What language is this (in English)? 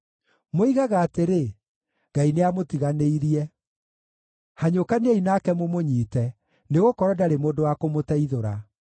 Kikuyu